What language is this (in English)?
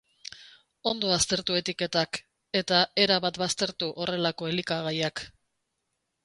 Basque